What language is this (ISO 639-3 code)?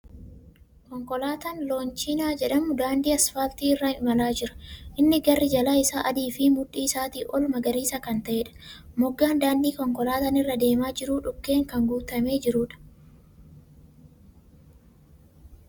orm